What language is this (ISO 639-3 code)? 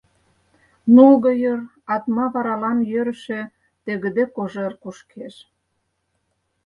chm